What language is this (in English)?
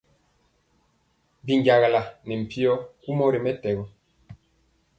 Mpiemo